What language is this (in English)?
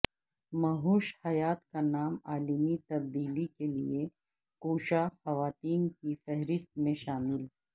Urdu